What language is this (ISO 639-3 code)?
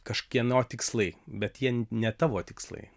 lit